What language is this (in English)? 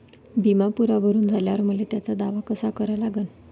Marathi